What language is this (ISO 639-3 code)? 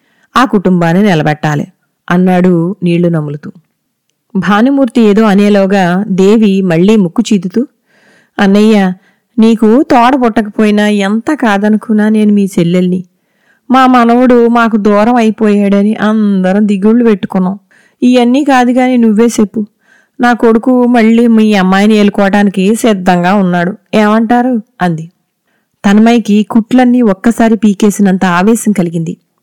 tel